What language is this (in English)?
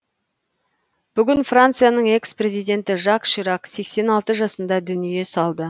Kazakh